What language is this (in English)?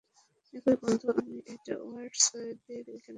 Bangla